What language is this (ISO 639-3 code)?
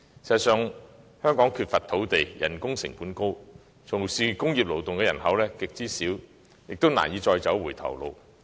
yue